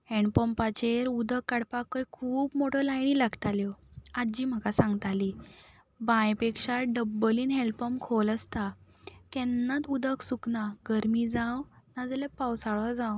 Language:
Konkani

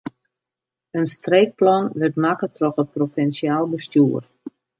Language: Western Frisian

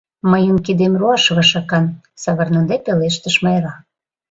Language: Mari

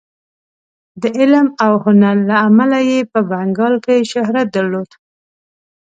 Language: Pashto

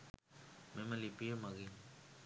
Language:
Sinhala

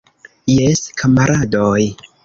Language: Esperanto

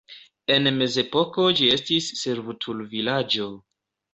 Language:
Esperanto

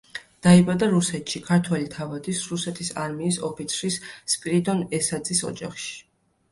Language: Georgian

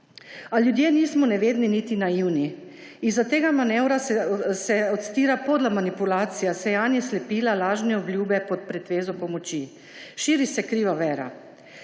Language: Slovenian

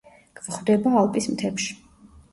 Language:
Georgian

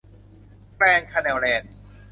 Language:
Thai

